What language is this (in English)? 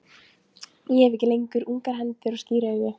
Icelandic